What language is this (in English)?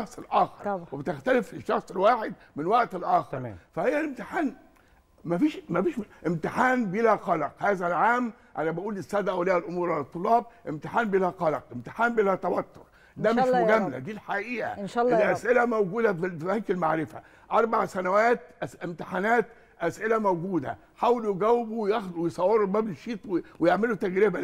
Arabic